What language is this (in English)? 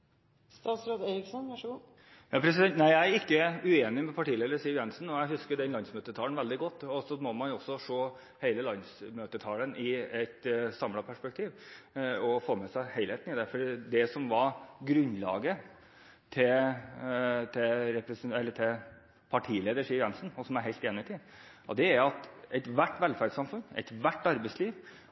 Norwegian Bokmål